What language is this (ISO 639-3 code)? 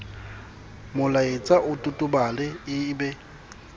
sot